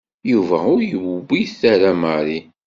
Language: Kabyle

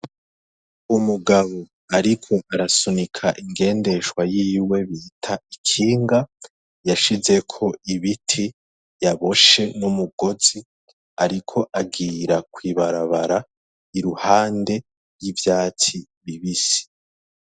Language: Rundi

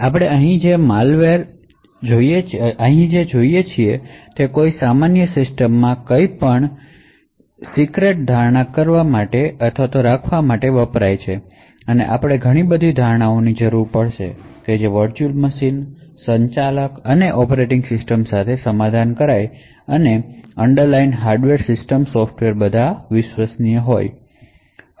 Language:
Gujarati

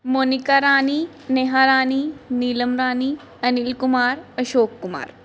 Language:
Punjabi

